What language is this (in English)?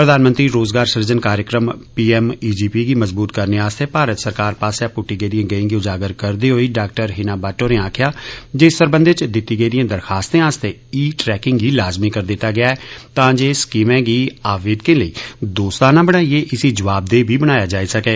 Dogri